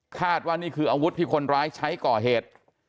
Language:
Thai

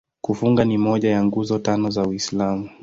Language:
Swahili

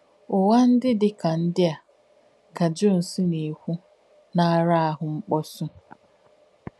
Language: Igbo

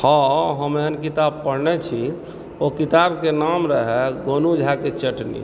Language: Maithili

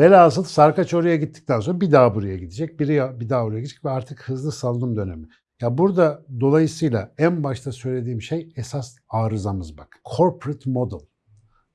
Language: Turkish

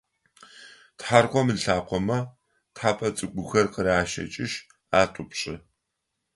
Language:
Adyghe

